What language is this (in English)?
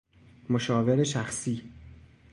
Persian